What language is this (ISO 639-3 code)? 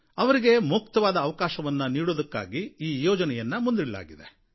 kan